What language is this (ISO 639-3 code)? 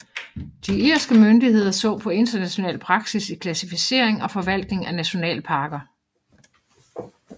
dan